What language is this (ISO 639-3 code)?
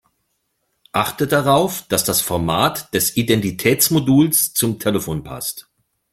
deu